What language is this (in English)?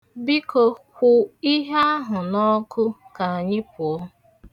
Igbo